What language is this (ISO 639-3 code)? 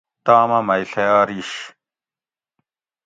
gwc